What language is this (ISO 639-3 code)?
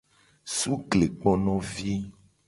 gej